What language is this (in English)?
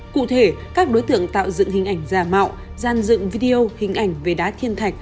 Vietnamese